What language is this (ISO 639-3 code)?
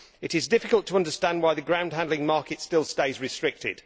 eng